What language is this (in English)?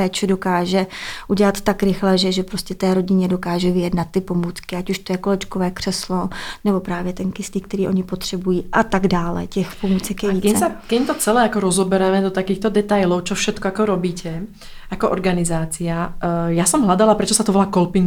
Czech